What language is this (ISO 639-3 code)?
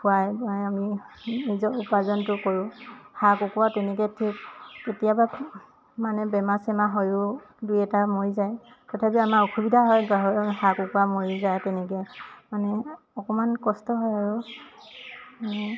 asm